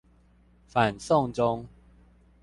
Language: Chinese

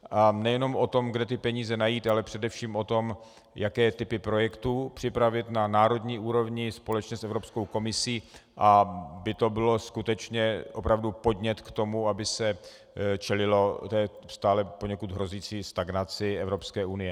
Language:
Czech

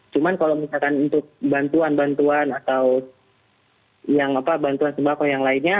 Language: Indonesian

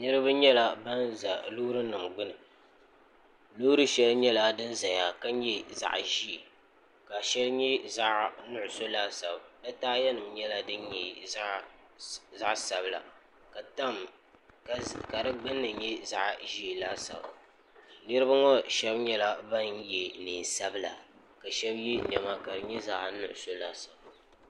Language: Dagbani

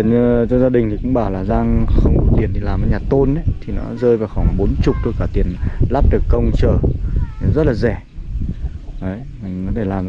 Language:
Vietnamese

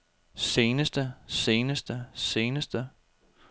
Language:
Danish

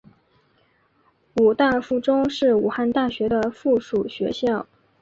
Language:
Chinese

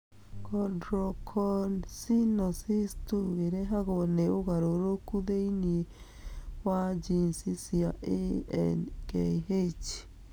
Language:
Kikuyu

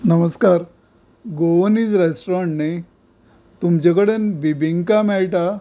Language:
Konkani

